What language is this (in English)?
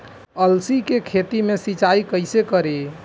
Bhojpuri